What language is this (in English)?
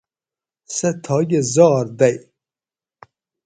Gawri